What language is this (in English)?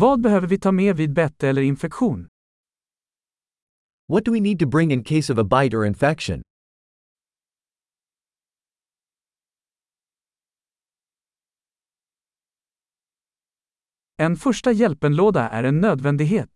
Swedish